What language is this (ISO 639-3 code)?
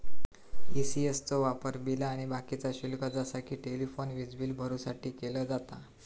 mar